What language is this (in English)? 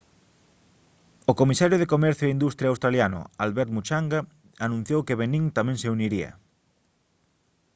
Galician